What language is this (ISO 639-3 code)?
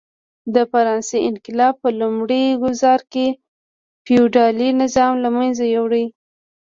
pus